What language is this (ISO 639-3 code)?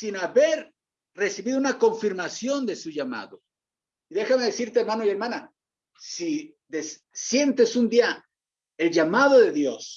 spa